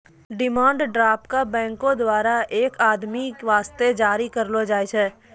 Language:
Maithili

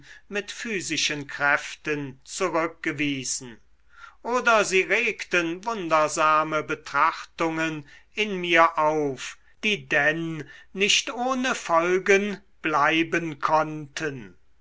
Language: German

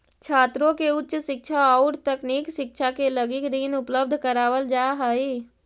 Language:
Magahi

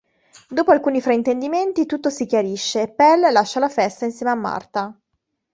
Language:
Italian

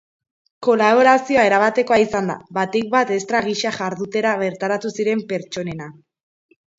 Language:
Basque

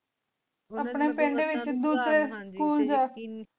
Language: Punjabi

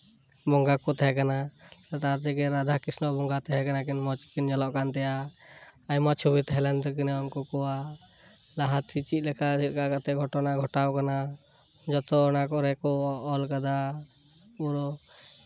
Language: Santali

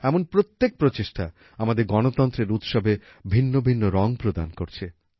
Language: Bangla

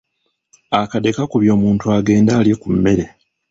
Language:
Ganda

